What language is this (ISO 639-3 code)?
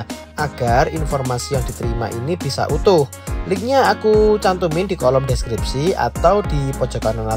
ind